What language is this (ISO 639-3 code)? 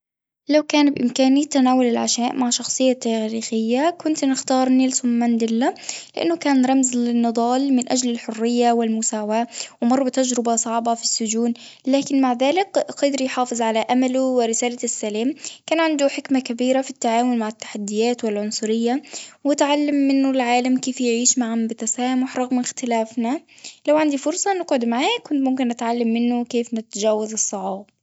aeb